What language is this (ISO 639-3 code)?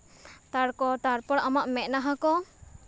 sat